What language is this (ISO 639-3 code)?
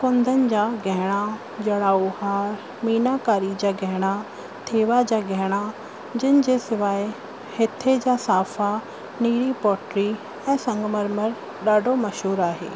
snd